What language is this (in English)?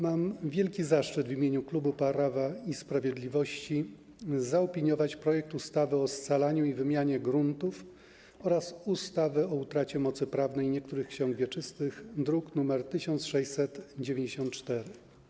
Polish